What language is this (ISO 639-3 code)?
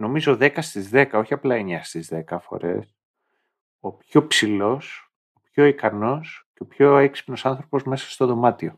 ell